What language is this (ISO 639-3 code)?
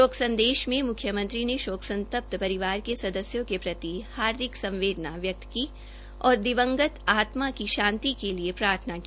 hin